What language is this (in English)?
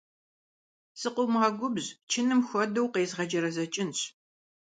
Kabardian